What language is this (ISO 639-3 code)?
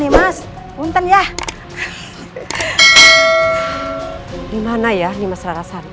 ind